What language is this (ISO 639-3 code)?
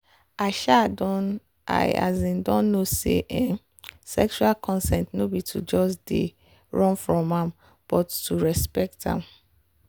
pcm